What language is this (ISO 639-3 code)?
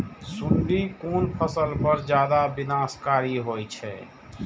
mai